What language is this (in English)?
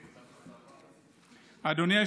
Hebrew